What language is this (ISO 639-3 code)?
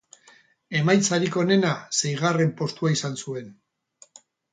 eus